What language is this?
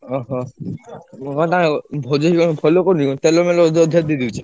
Odia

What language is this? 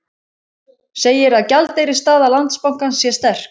Icelandic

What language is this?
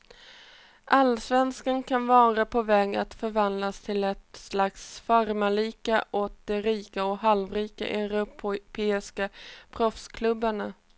Swedish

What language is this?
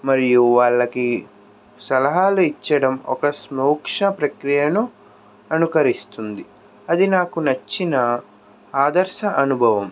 Telugu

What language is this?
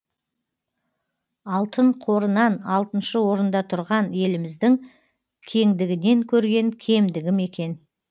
Kazakh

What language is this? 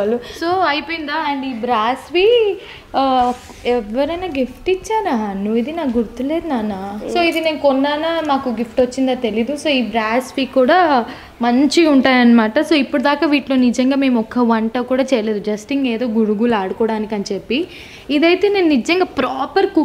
Telugu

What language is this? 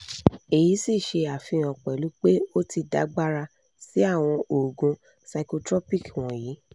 Yoruba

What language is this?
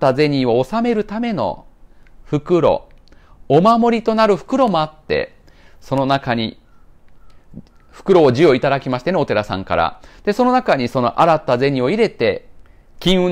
Japanese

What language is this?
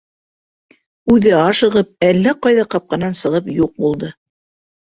Bashkir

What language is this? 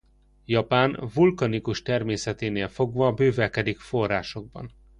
Hungarian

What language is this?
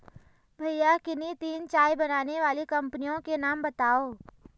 Hindi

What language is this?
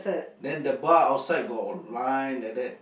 English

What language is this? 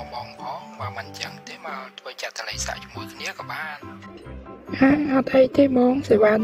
Thai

